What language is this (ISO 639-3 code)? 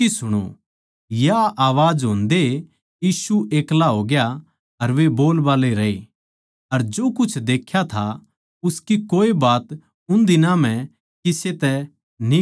bgc